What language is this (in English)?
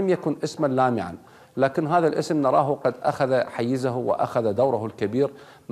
Arabic